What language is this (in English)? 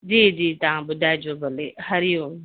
Sindhi